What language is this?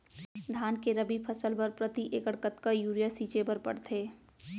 Chhattisgarhi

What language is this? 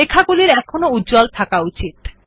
Bangla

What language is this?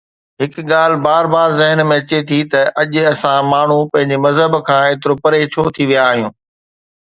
Sindhi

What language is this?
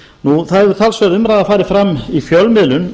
Icelandic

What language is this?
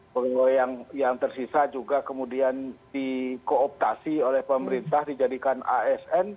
Indonesian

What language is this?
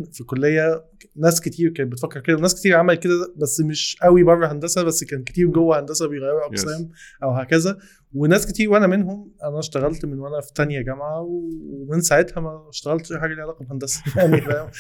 Arabic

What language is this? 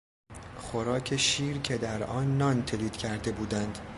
Persian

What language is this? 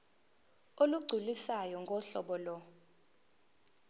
Zulu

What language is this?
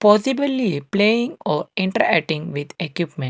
English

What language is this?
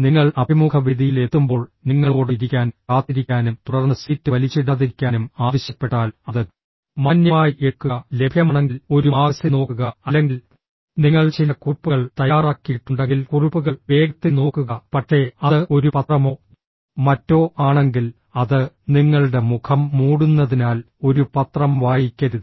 Malayalam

